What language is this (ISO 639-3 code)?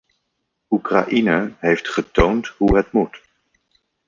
nld